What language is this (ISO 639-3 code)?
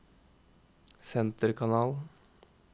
nor